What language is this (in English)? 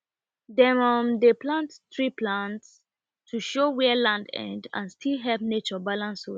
Nigerian Pidgin